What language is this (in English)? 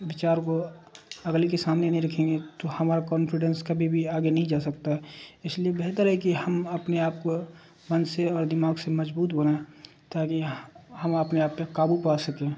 Urdu